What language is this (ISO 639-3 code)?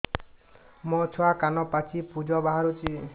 ori